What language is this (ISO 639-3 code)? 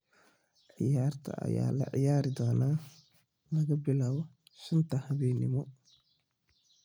som